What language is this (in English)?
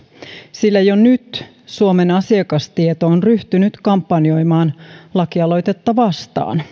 Finnish